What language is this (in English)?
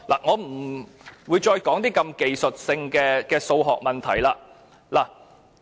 Cantonese